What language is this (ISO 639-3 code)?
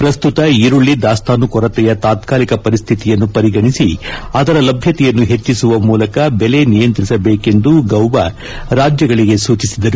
kan